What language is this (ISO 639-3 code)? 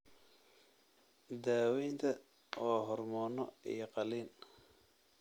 som